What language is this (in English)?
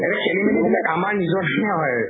Assamese